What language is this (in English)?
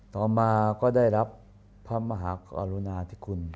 Thai